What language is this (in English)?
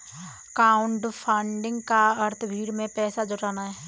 Hindi